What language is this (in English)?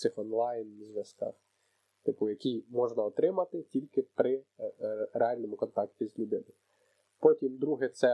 Ukrainian